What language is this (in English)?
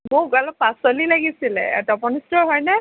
Assamese